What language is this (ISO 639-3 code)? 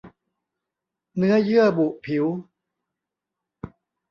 tha